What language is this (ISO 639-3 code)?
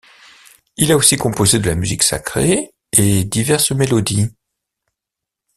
fra